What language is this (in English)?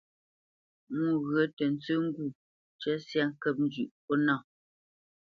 Bamenyam